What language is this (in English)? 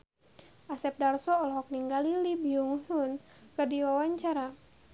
Sundanese